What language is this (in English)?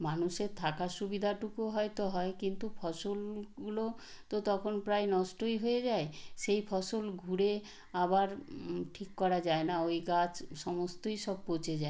Bangla